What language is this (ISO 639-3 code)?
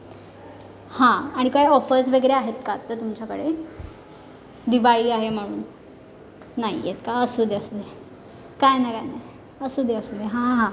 mar